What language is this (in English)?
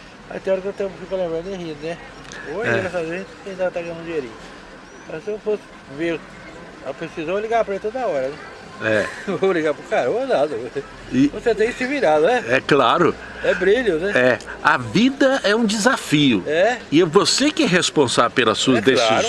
Portuguese